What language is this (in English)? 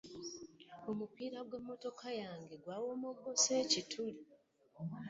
Ganda